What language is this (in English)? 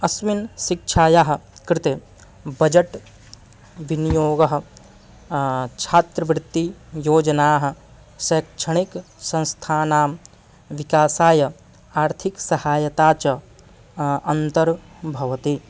Sanskrit